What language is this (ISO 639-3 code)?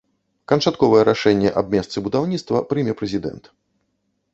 bel